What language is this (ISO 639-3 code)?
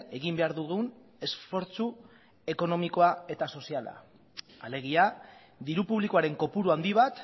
eus